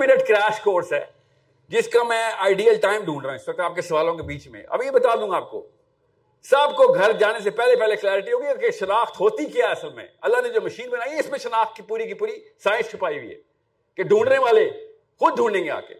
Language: Urdu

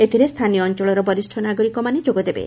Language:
Odia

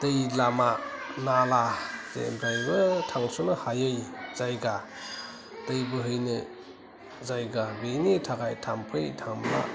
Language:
Bodo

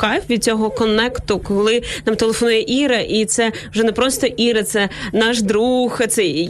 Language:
Ukrainian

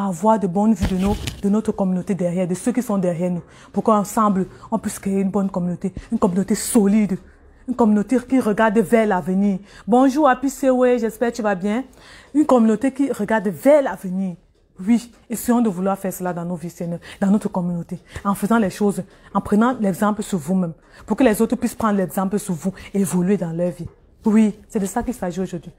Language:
French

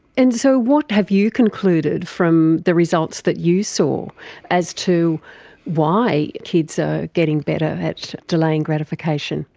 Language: English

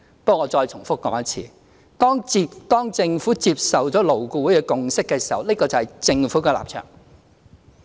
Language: Cantonese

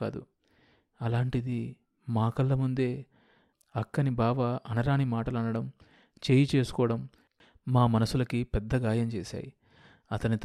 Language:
Telugu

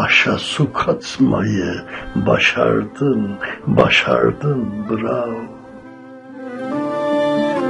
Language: Turkish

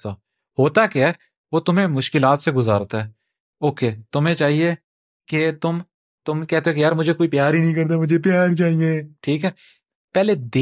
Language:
Urdu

